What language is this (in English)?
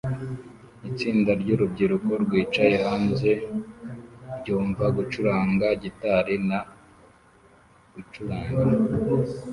Kinyarwanda